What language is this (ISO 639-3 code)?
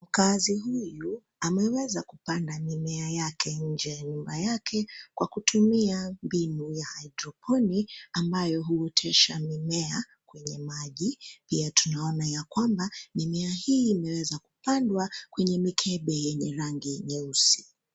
swa